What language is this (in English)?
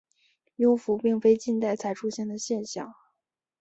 Chinese